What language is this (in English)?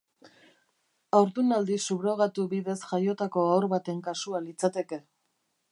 Basque